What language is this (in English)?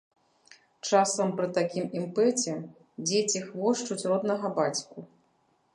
Belarusian